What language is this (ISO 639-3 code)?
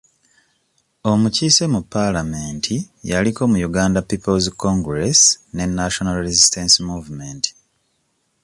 lug